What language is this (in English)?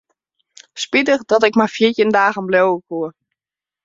Western Frisian